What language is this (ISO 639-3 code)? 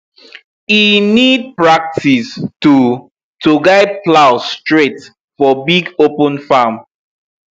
pcm